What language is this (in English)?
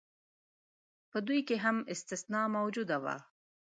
Pashto